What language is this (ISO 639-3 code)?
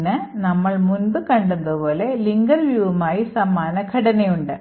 mal